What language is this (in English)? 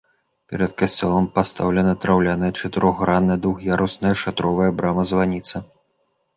Belarusian